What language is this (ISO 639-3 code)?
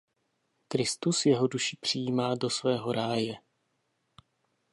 ces